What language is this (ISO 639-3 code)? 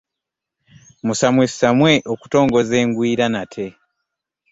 lug